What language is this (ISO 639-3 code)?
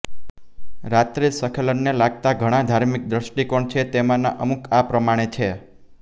guj